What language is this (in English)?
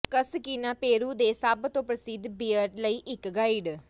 Punjabi